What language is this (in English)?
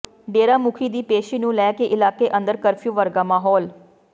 Punjabi